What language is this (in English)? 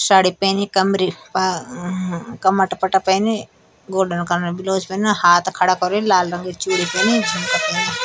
Garhwali